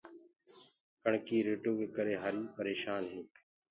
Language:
Gurgula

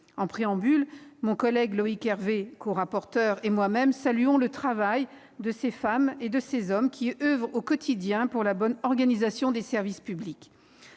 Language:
French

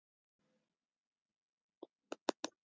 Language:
Icelandic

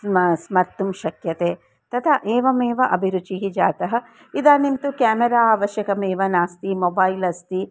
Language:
Sanskrit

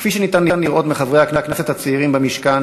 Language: Hebrew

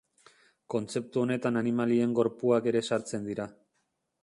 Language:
Basque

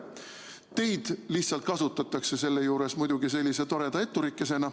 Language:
Estonian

